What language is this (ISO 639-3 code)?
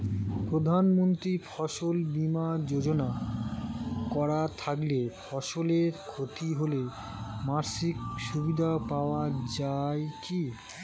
ben